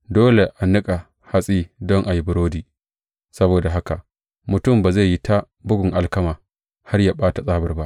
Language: Hausa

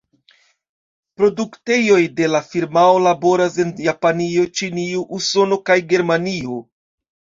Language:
Esperanto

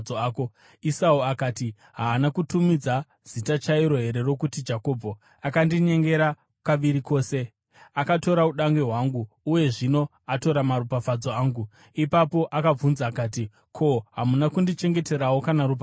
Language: Shona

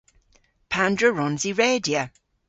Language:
Cornish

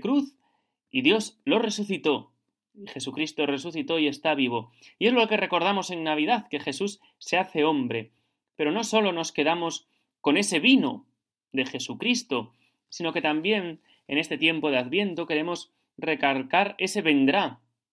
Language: Spanish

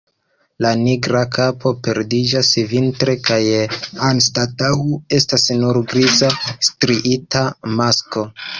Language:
Esperanto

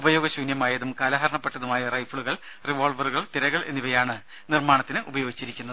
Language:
Malayalam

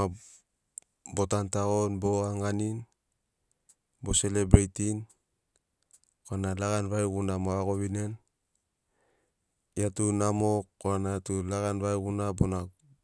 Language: Sinaugoro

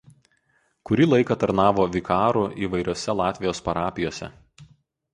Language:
Lithuanian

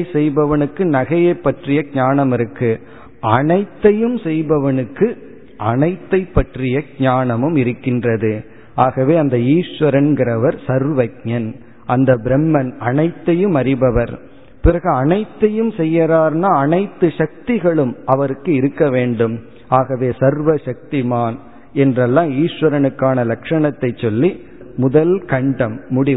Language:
Tamil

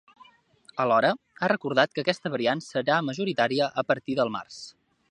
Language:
Catalan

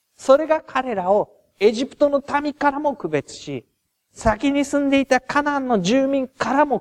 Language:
Japanese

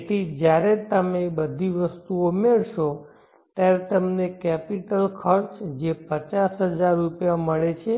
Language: Gujarati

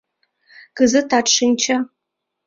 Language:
Mari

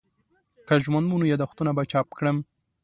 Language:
Pashto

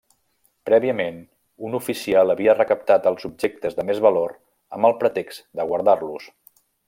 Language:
Catalan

